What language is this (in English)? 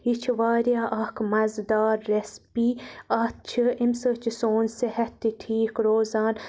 Kashmiri